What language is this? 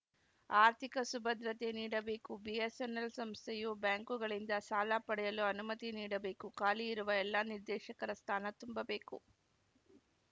Kannada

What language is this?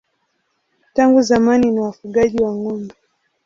Swahili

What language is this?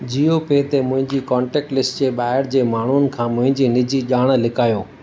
Sindhi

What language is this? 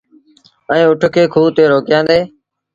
Sindhi Bhil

